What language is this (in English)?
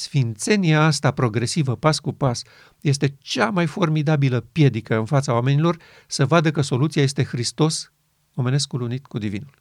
Romanian